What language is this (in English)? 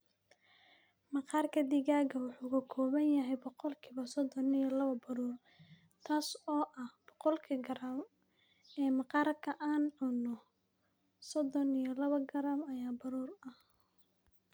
Somali